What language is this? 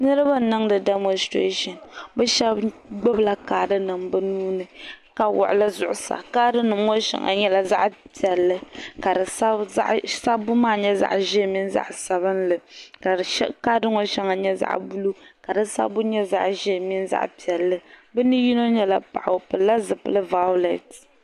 Dagbani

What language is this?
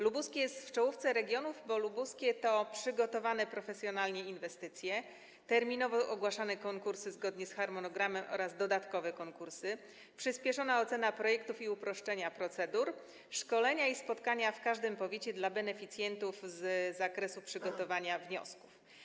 Polish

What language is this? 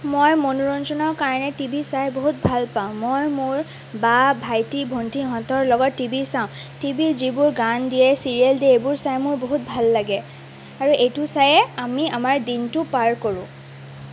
Assamese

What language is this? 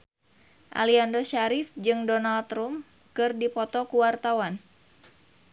Sundanese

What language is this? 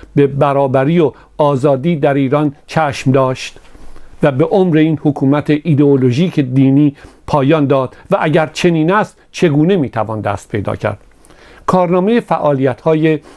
Persian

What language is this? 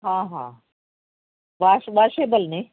Punjabi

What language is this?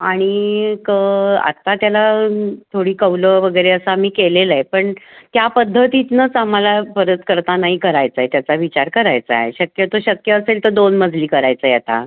Marathi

